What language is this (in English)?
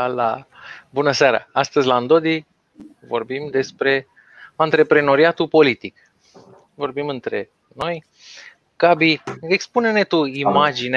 Romanian